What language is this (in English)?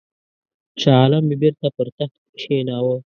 Pashto